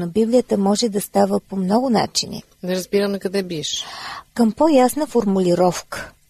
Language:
Bulgarian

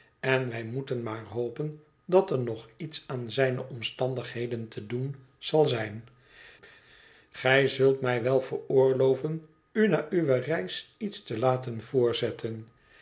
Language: Dutch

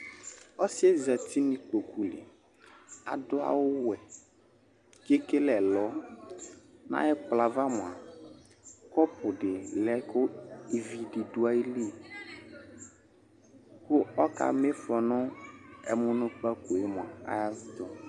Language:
Ikposo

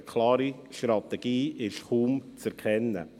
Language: Swiss German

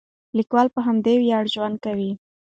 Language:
Pashto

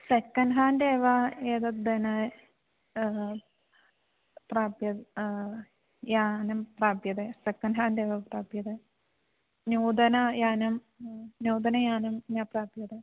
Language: Sanskrit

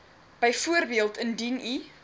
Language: Afrikaans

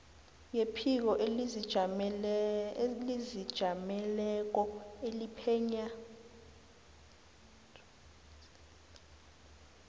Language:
South Ndebele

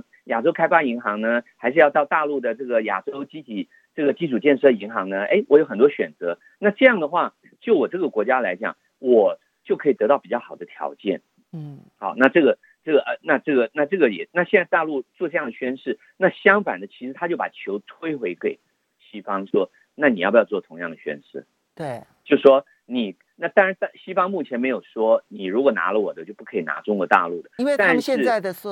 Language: Chinese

